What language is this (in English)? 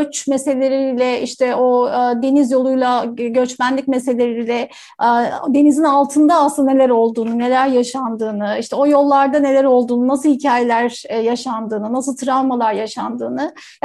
Turkish